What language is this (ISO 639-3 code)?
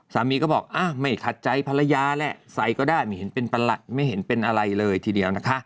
tha